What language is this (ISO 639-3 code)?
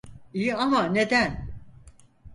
tur